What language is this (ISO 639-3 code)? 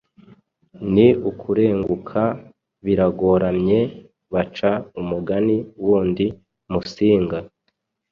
kin